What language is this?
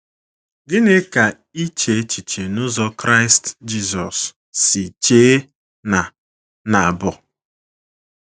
Igbo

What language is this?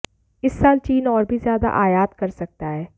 Hindi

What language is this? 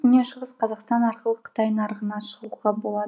Kazakh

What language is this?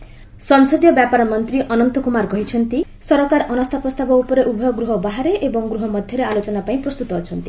Odia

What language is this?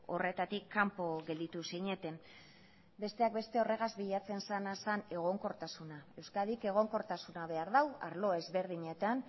Basque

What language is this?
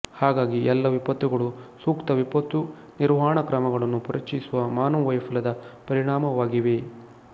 Kannada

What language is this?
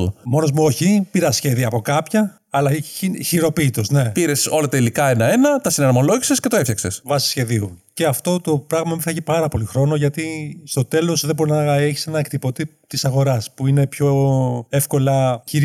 Greek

